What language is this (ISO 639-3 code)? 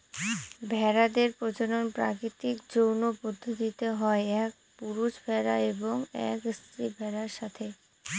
ben